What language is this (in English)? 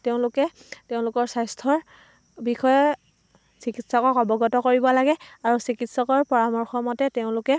Assamese